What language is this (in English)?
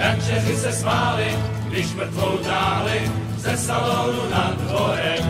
Czech